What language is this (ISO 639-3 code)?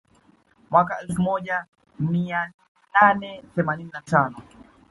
swa